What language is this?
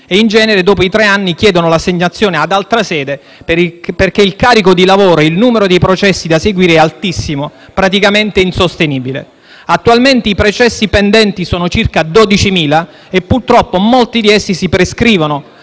Italian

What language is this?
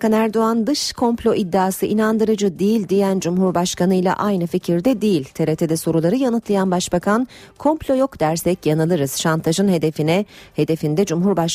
Turkish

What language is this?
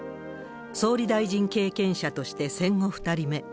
Japanese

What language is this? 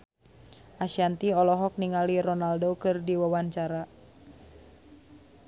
Sundanese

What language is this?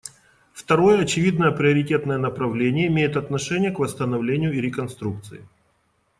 Russian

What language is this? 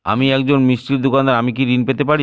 Bangla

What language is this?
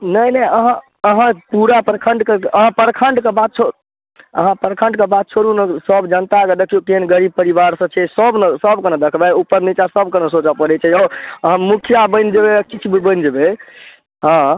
Maithili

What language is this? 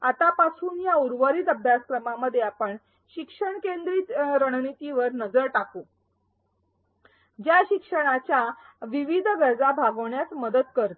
Marathi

